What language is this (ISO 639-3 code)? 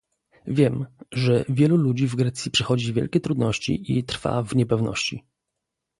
pol